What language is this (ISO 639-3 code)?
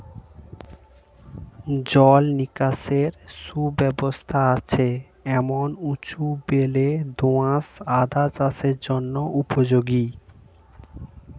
ben